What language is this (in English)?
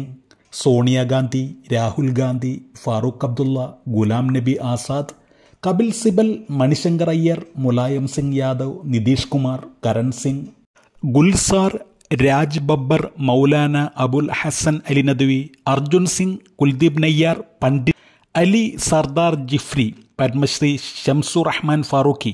Malayalam